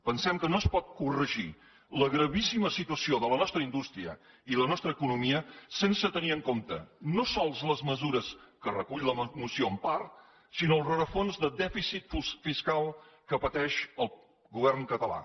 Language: Catalan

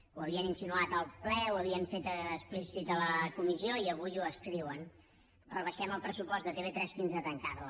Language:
Catalan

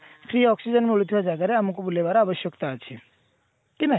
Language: Odia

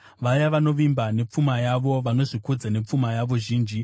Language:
Shona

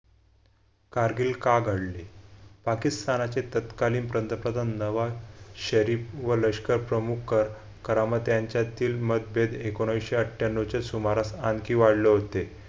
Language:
Marathi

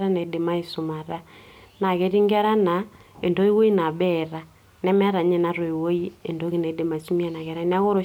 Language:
Masai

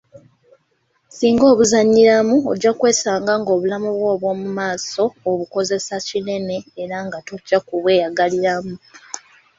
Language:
Ganda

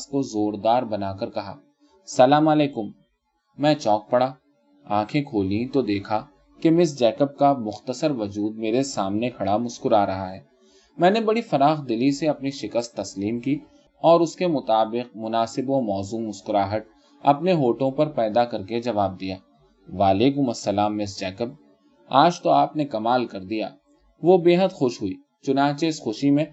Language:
Urdu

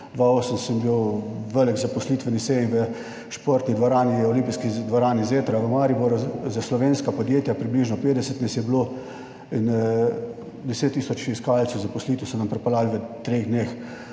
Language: Slovenian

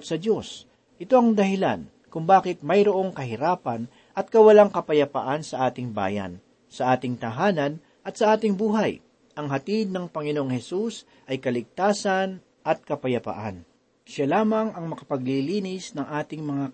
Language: Filipino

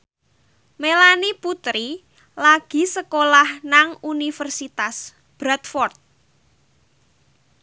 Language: Javanese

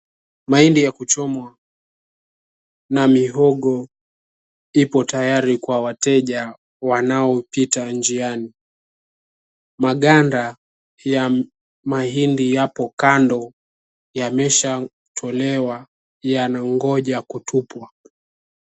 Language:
Swahili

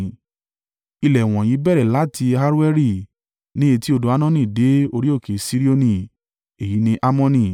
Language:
Yoruba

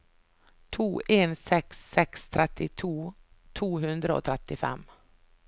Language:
Norwegian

